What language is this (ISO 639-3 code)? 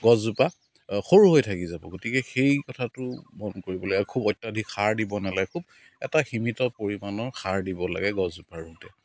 asm